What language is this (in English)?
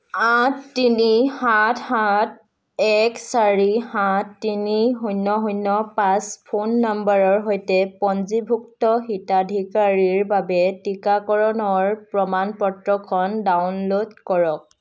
Assamese